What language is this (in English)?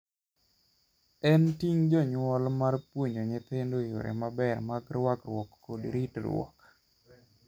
Luo (Kenya and Tanzania)